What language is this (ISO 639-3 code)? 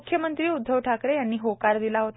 mar